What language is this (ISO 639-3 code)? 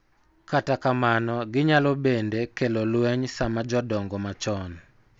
luo